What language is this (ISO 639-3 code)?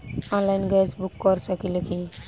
bho